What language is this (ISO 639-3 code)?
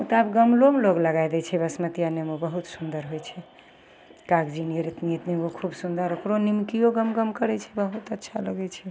mai